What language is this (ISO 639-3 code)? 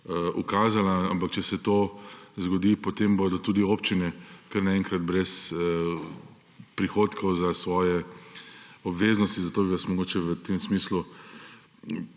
slv